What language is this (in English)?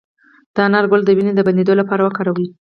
Pashto